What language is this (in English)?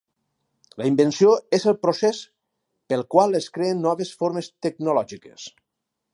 Catalan